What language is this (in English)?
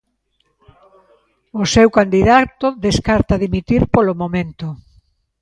Galician